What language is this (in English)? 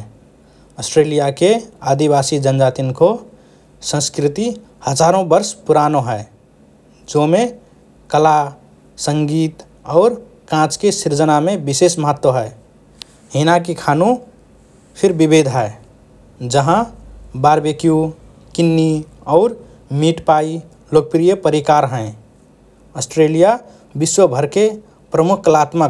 Rana Tharu